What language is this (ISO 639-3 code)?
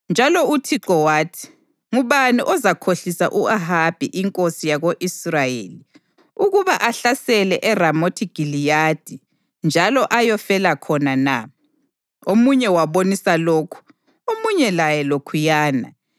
nde